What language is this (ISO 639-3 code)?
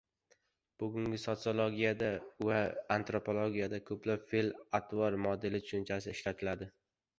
uzb